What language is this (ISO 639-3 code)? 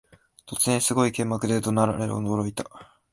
jpn